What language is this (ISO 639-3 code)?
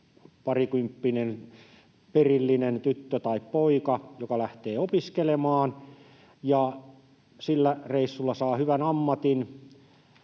fin